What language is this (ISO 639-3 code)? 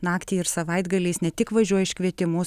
lit